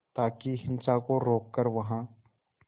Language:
Hindi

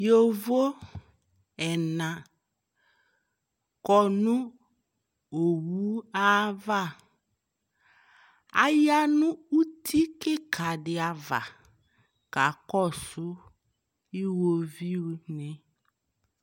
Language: Ikposo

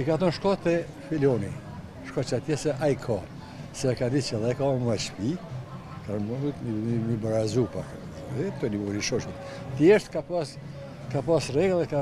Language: Romanian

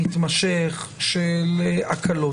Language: Hebrew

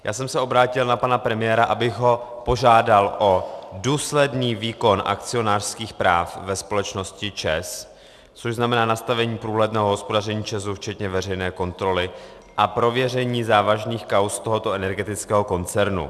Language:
Czech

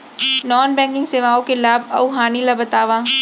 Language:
Chhattisgarhi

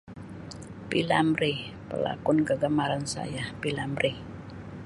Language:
Sabah Malay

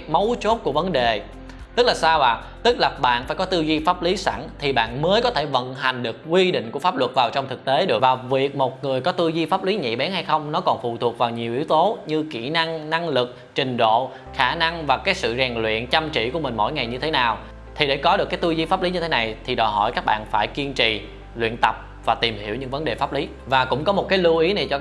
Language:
Vietnamese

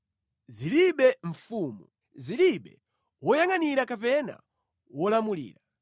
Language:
Nyanja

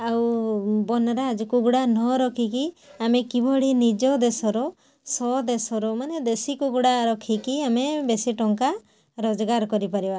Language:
Odia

